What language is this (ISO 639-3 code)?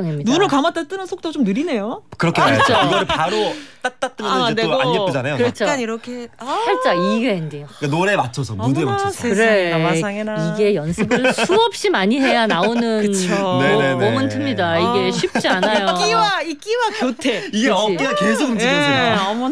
kor